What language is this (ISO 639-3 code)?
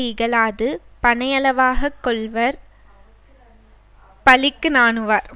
tam